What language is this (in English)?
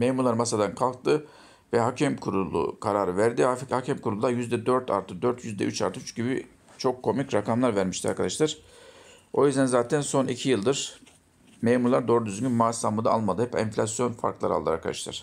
Turkish